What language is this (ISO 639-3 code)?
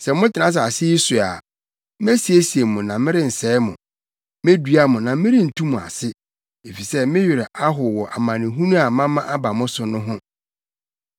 aka